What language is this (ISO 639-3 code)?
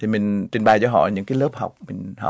vie